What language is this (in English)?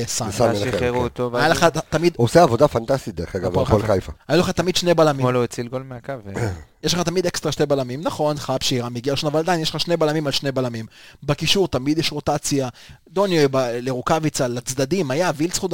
Hebrew